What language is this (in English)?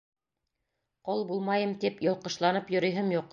Bashkir